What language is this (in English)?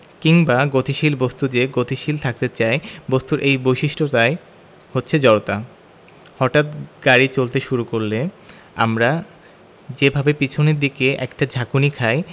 Bangla